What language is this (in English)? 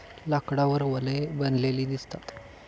Marathi